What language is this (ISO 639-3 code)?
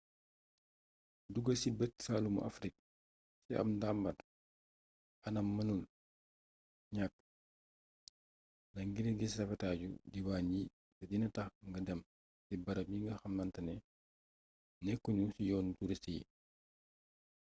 wol